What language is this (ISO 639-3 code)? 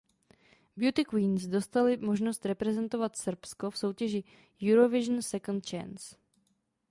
ces